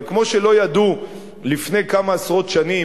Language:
Hebrew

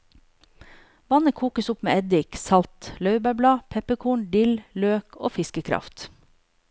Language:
Norwegian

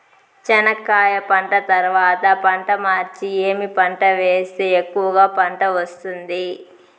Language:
Telugu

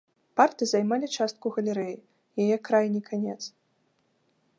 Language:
Belarusian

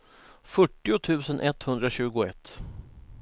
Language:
Swedish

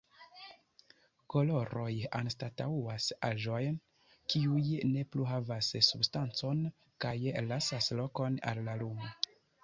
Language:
Esperanto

